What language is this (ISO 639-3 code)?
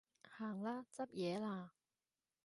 yue